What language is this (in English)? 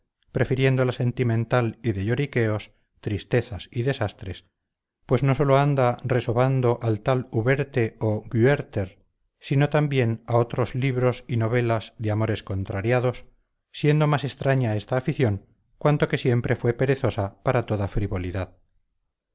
Spanish